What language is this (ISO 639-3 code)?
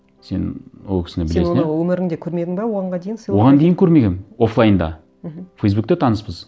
kaz